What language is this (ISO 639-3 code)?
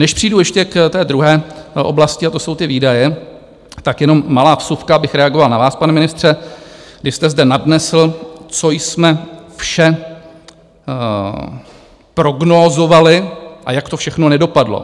ces